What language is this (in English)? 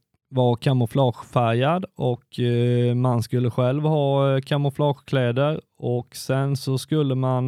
Swedish